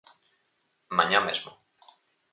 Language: Galician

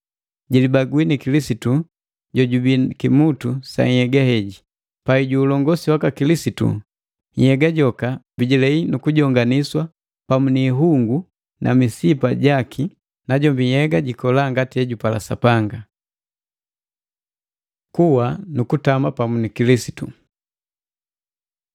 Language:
Matengo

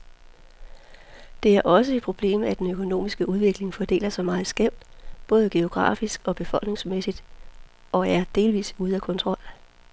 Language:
Danish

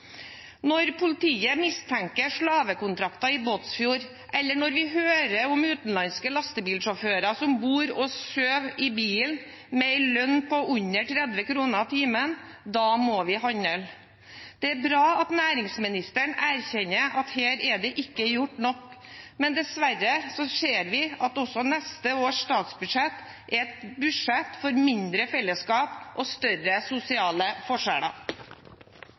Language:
Norwegian Bokmål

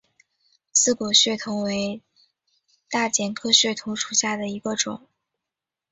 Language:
Chinese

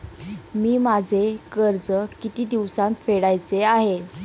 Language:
Marathi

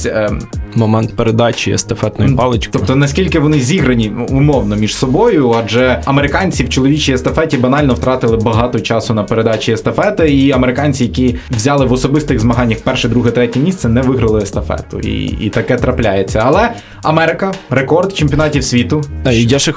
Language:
Ukrainian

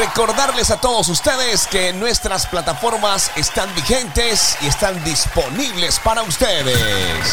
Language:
Spanish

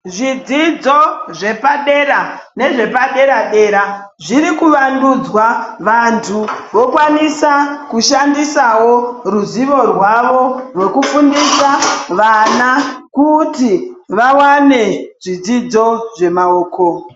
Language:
Ndau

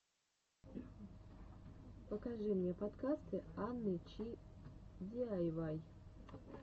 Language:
Russian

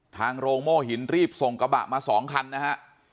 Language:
Thai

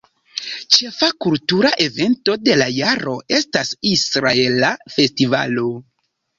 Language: Esperanto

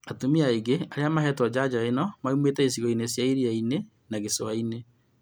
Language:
Kikuyu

